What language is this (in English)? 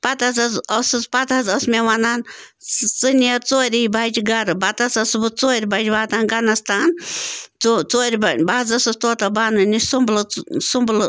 Kashmiri